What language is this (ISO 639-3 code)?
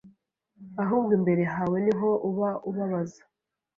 kin